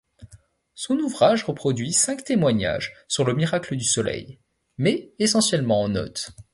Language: French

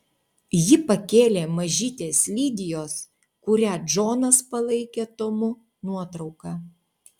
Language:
Lithuanian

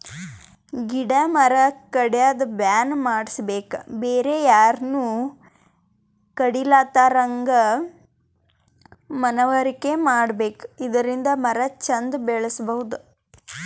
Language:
Kannada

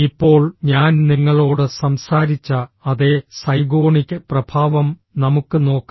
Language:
Malayalam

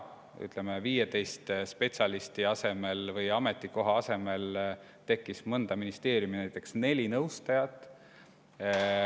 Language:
Estonian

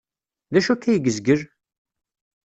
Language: Kabyle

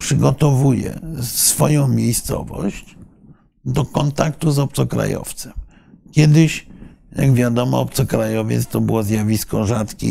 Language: Polish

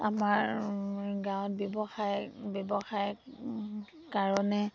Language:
Assamese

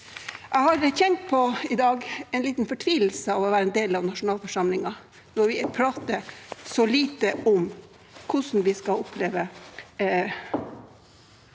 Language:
Norwegian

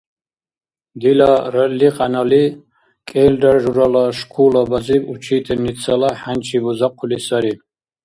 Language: Dargwa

